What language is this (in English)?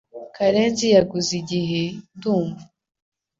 Kinyarwanda